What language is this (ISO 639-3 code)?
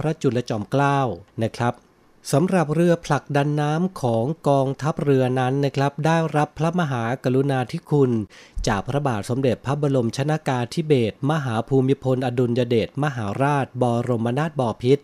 tha